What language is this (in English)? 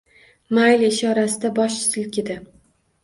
Uzbek